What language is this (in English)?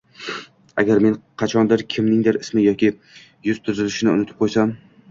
Uzbek